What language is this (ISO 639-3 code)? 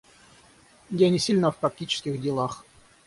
rus